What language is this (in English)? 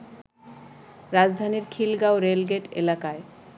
Bangla